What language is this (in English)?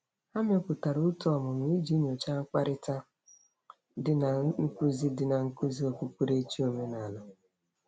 Igbo